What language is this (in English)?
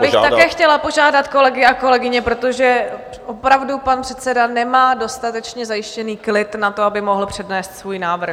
Czech